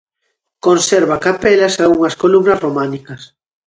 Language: Galician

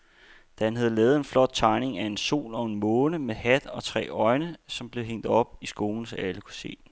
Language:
Danish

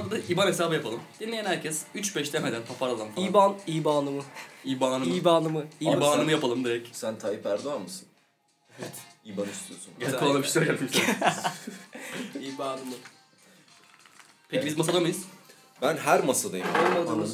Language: Turkish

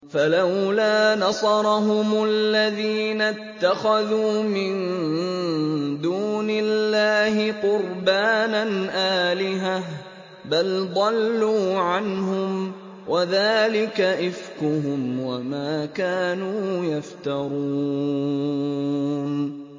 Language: Arabic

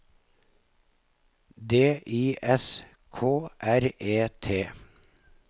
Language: Norwegian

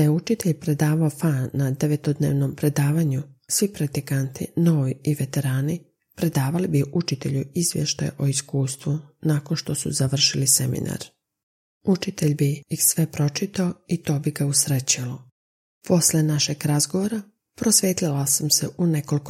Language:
Croatian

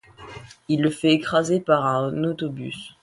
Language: French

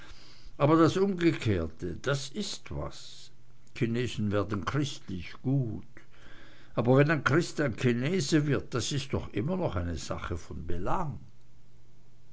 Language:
German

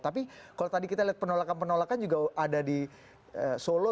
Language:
Indonesian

